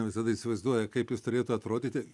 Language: Lithuanian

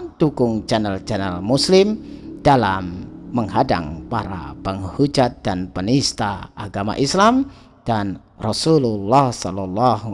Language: Indonesian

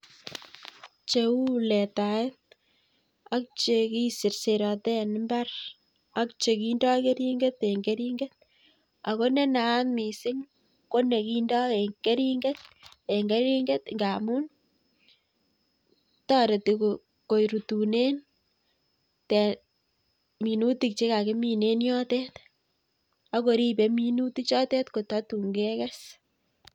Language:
Kalenjin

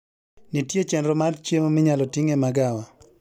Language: Luo (Kenya and Tanzania)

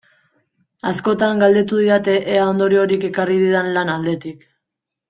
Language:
Basque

